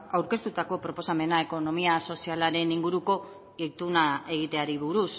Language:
Basque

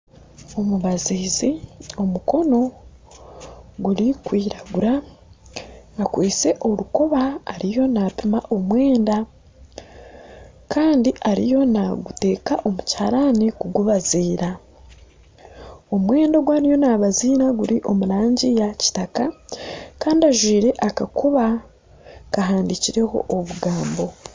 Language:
Nyankole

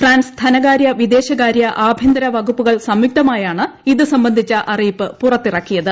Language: Malayalam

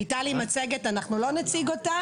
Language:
Hebrew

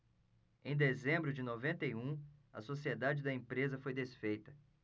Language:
Portuguese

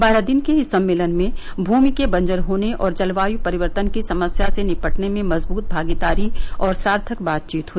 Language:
Hindi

